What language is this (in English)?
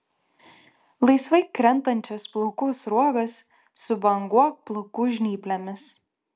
Lithuanian